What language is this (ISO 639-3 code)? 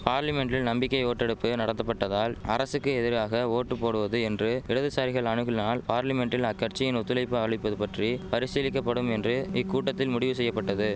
tam